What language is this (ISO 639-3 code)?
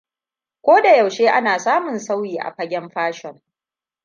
hau